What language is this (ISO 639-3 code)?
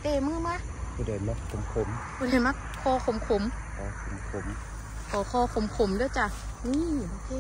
tha